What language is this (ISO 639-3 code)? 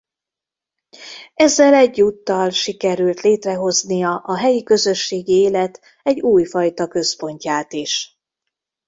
hun